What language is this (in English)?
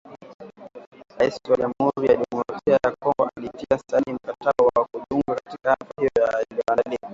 Swahili